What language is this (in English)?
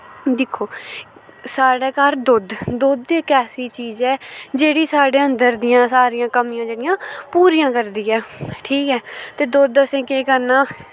Dogri